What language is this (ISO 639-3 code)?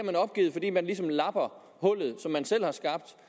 dan